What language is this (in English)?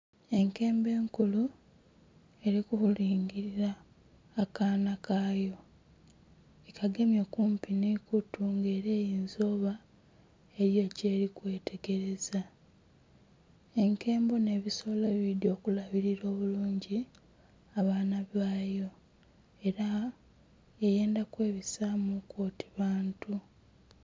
Soga